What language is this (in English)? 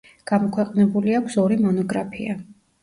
Georgian